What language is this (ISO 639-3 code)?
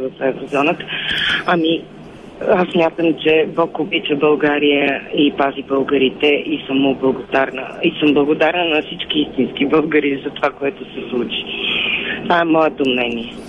bul